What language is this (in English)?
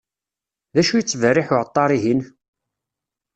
Kabyle